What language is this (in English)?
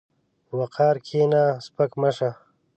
Pashto